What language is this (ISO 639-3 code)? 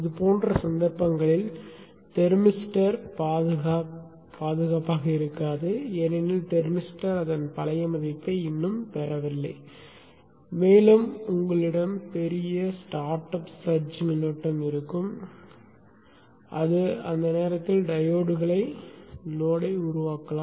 tam